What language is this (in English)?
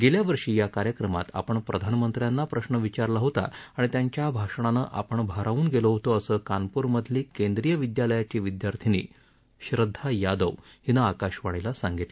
Marathi